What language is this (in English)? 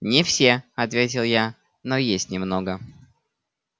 Russian